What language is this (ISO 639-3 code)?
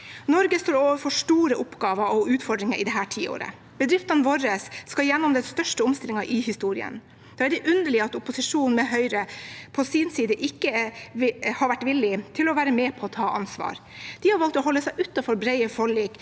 nor